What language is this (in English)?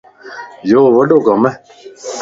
Lasi